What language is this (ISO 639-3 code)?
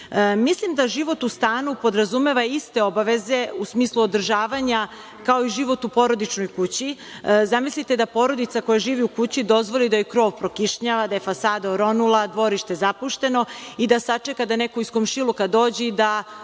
srp